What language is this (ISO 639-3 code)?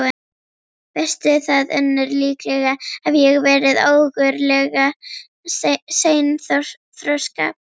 isl